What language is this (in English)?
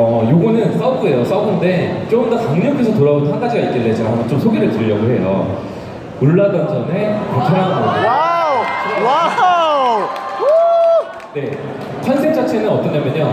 Korean